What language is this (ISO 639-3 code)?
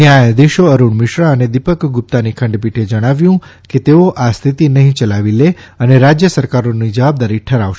guj